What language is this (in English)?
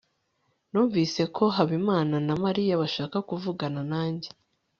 Kinyarwanda